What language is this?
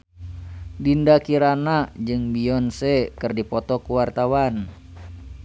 Sundanese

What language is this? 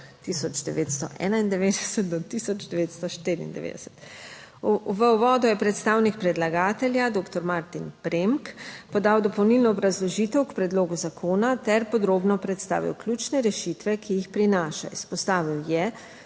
Slovenian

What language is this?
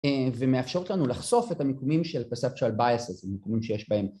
Hebrew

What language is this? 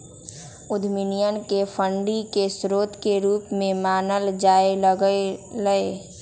Magahi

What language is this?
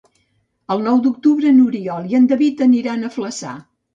Catalan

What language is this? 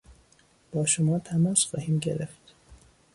Persian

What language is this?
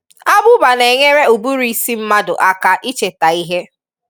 Igbo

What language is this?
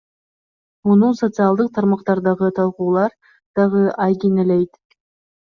Kyrgyz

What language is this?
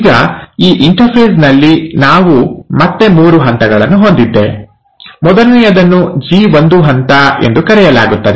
Kannada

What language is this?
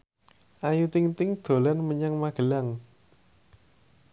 Javanese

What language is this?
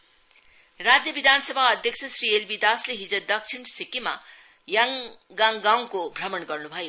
Nepali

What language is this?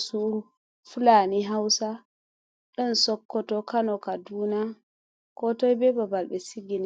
Fula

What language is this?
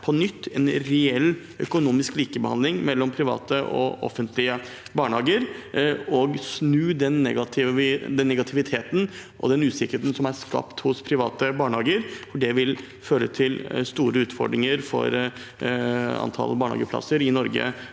Norwegian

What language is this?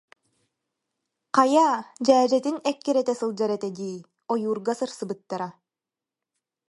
Yakut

